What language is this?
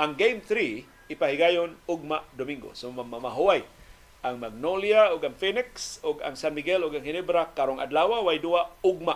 Filipino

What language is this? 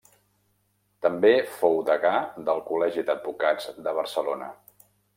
Catalan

